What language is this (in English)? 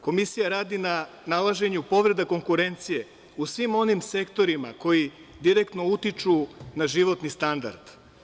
Serbian